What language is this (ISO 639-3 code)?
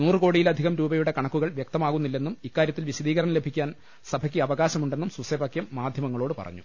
mal